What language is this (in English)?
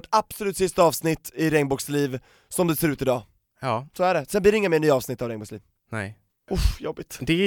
Swedish